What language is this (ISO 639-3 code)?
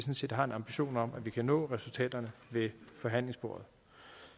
dan